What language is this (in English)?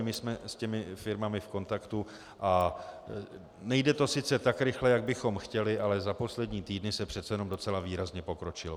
Czech